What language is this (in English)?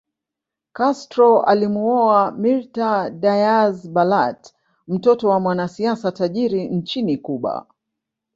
Swahili